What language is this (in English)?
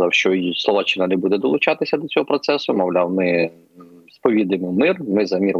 Ukrainian